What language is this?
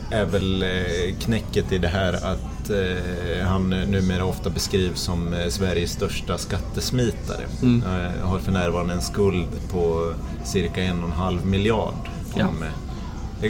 Swedish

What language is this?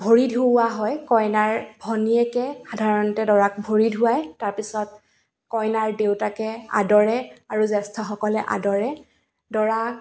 Assamese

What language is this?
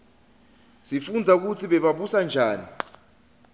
Swati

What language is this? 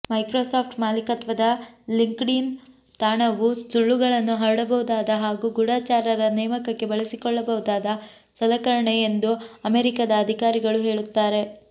Kannada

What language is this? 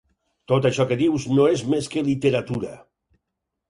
Catalan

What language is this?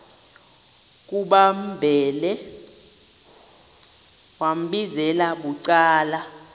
Xhosa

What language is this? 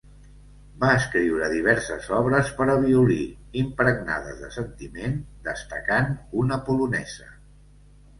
Catalan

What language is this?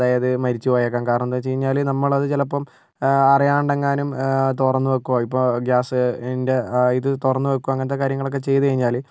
Malayalam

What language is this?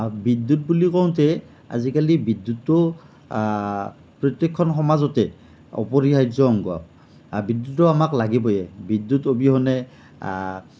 Assamese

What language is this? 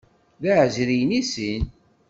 Kabyle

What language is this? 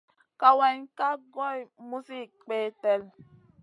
Masana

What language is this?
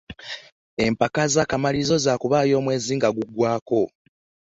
Ganda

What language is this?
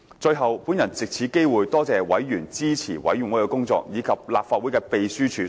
Cantonese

